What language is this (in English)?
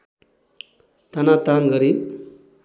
Nepali